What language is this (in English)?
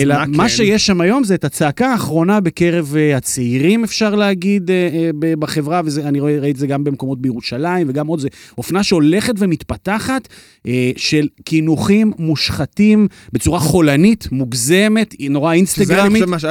Hebrew